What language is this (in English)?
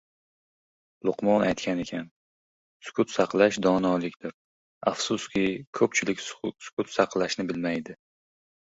Uzbek